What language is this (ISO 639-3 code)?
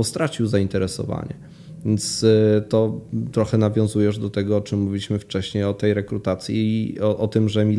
pol